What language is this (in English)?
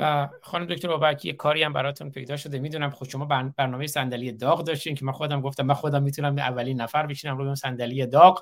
Persian